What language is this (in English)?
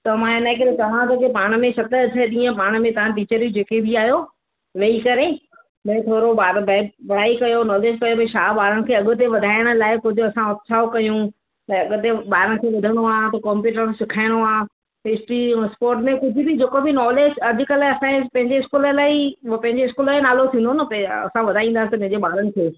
Sindhi